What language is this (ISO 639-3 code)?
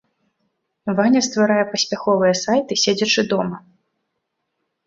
bel